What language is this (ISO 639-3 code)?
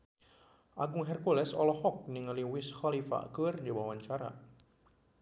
sun